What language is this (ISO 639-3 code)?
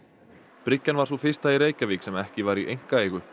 isl